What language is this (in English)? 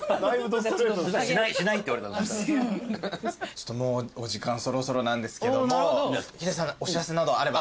Japanese